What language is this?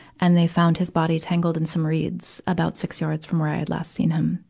English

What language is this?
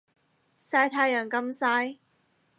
Cantonese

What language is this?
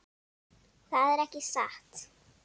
Icelandic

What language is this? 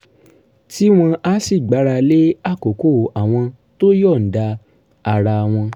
Yoruba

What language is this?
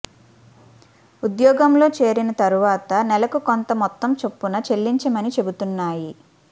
Telugu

